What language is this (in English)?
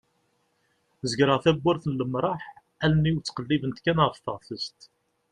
Kabyle